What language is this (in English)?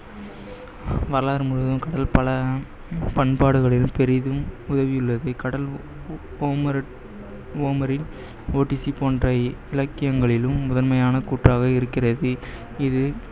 Tamil